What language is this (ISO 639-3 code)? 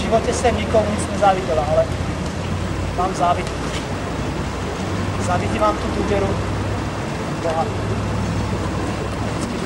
ces